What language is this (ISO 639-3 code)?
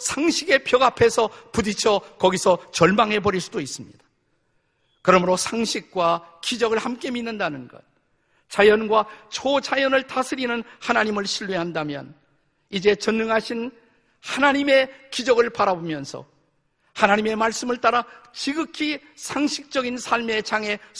kor